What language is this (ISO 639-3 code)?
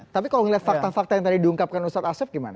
ind